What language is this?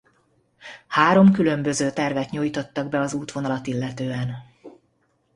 Hungarian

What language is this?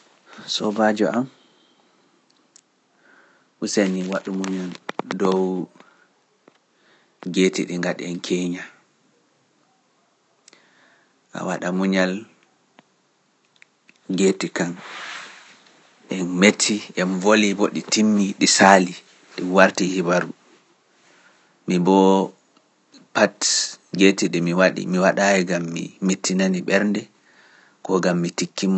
Pular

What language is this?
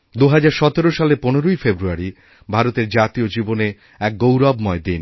Bangla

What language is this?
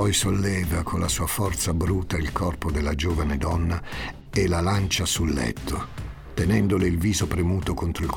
Italian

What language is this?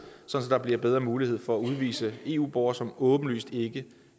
Danish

